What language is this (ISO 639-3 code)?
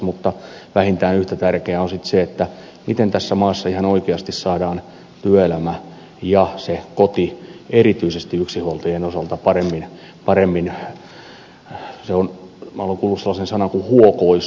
fin